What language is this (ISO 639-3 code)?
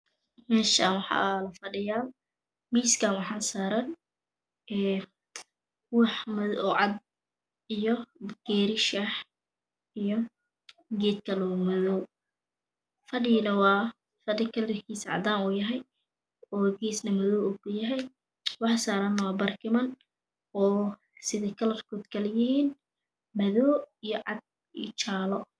som